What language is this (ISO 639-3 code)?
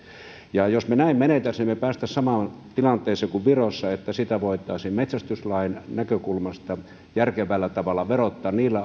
fin